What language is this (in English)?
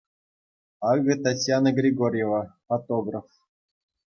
Chuvash